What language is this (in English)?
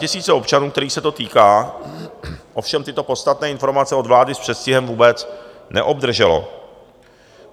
Czech